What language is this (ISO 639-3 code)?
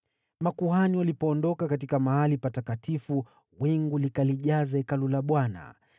swa